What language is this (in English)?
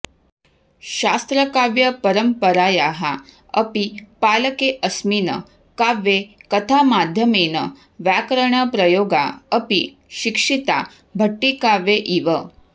Sanskrit